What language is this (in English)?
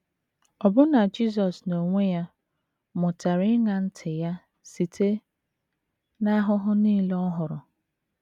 Igbo